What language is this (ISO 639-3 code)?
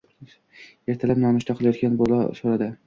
uzb